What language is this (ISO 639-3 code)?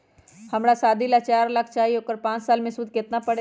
mag